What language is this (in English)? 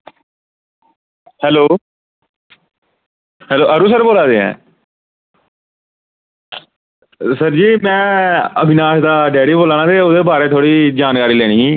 Dogri